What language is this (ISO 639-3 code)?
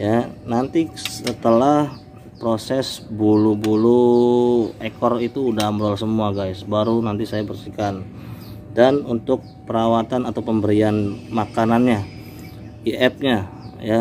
ind